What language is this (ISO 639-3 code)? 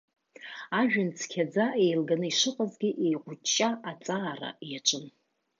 abk